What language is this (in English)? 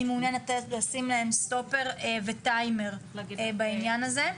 Hebrew